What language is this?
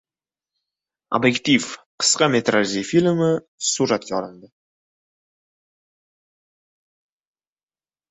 Uzbek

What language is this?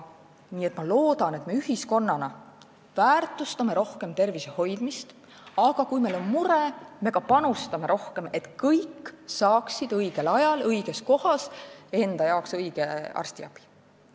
Estonian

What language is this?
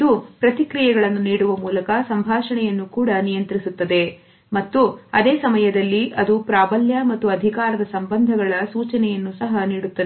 Kannada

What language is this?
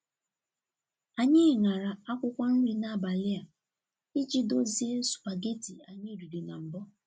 Igbo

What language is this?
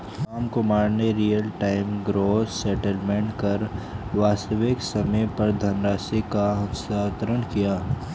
Hindi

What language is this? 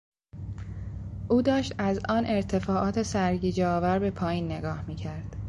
Persian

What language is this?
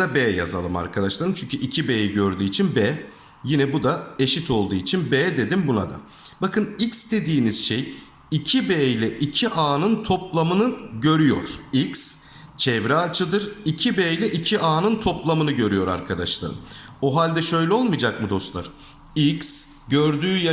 Turkish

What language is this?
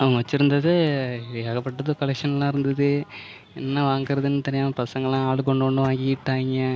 Tamil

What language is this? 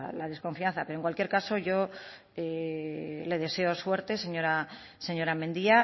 Spanish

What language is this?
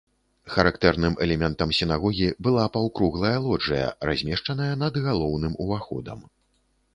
Belarusian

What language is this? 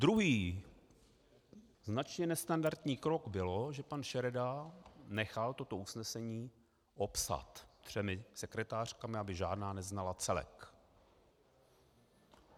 Czech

